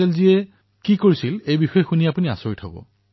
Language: Assamese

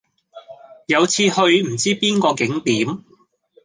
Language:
Cantonese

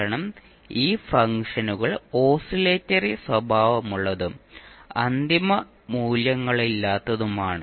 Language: Malayalam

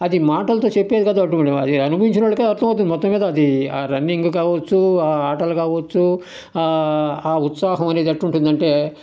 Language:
Telugu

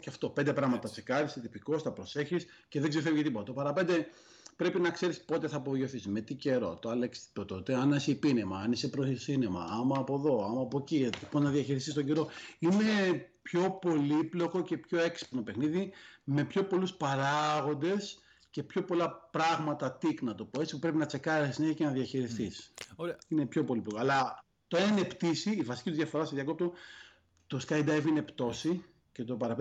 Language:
Greek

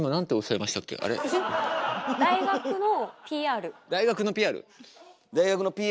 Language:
Japanese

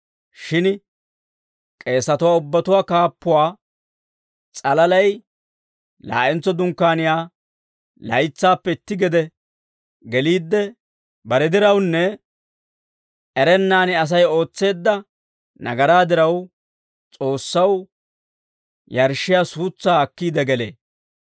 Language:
Dawro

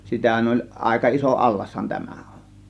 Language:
Finnish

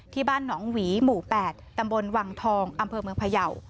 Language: Thai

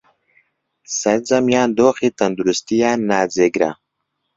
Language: Central Kurdish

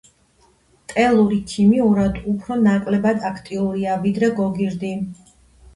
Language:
Georgian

